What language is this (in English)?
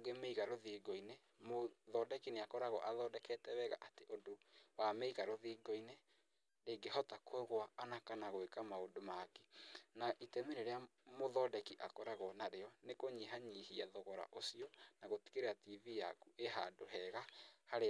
Kikuyu